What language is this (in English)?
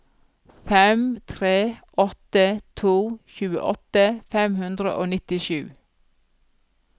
Norwegian